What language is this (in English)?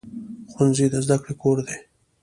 Pashto